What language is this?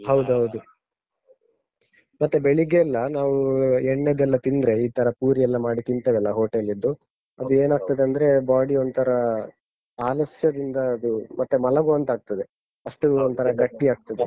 Kannada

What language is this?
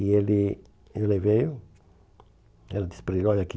Portuguese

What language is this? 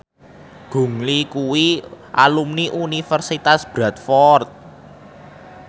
Javanese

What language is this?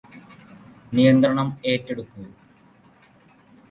Malayalam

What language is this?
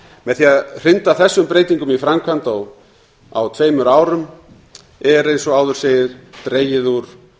Icelandic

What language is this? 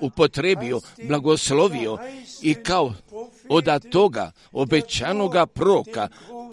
Croatian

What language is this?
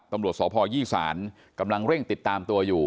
Thai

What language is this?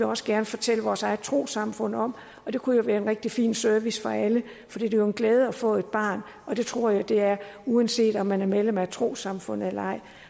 Danish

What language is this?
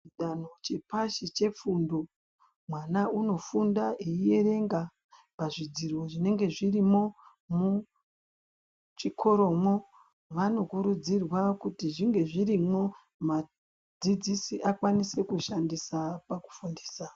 Ndau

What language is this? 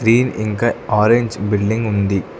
Telugu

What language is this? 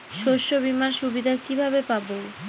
Bangla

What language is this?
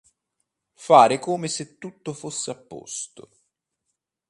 Italian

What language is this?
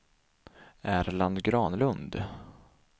Swedish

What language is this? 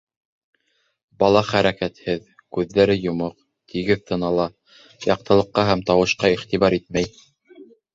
Bashkir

